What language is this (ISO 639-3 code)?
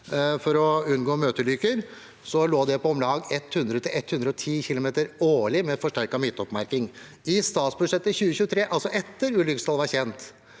nor